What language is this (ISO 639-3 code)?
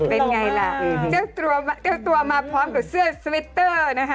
tha